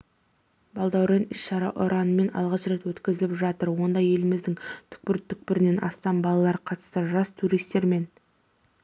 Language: Kazakh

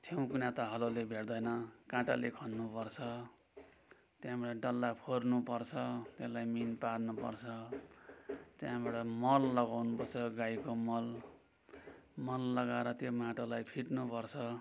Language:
Nepali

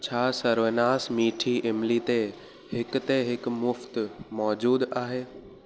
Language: Sindhi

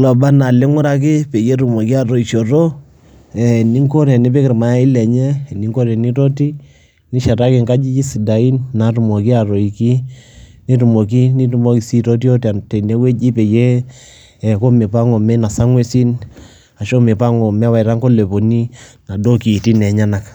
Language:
Masai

